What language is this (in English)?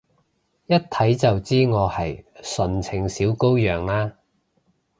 Cantonese